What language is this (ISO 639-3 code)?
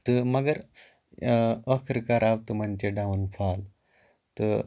kas